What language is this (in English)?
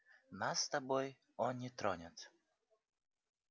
Russian